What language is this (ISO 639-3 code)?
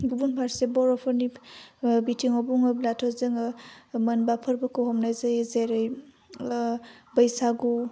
brx